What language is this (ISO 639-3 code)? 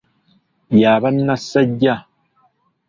lug